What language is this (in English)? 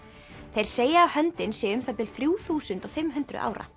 Icelandic